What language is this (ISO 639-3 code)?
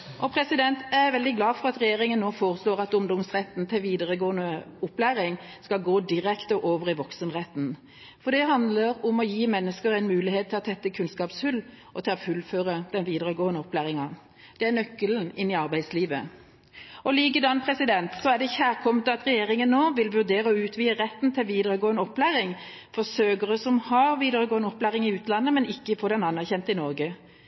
nob